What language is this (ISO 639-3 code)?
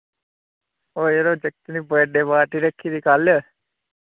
doi